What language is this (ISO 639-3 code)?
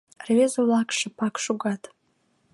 chm